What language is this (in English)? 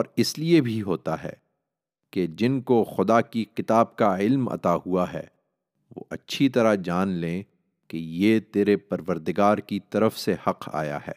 Urdu